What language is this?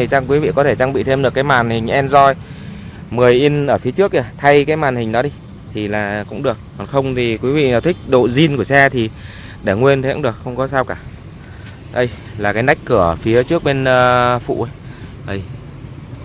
Vietnamese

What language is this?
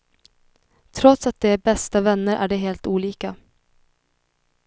Swedish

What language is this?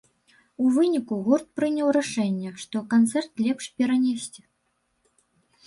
Belarusian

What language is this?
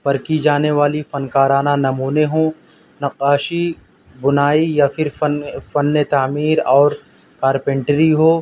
Urdu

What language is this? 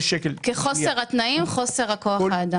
Hebrew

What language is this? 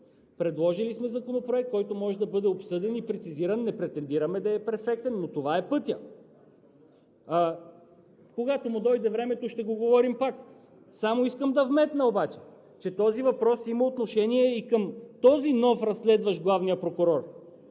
Bulgarian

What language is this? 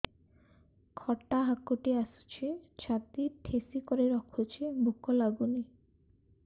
Odia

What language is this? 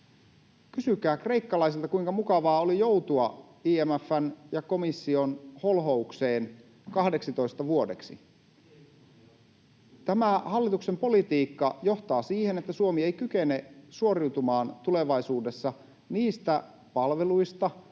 Finnish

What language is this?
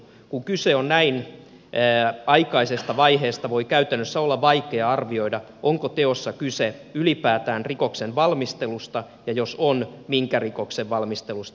Finnish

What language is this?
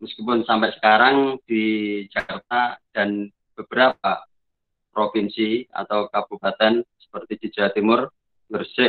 Indonesian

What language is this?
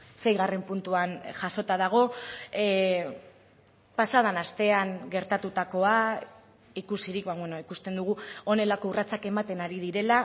Basque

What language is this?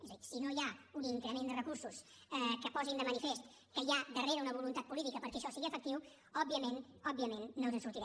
Catalan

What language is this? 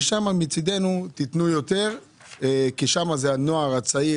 Hebrew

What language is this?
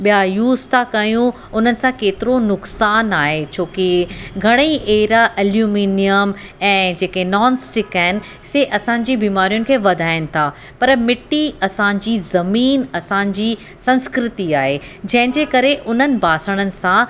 Sindhi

